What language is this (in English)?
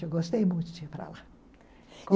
Portuguese